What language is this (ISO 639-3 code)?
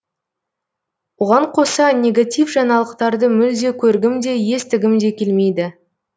kaz